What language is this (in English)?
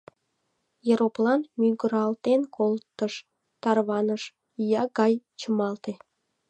Mari